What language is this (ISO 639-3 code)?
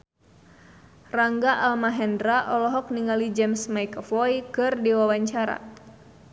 sun